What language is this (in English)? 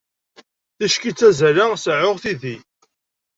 Kabyle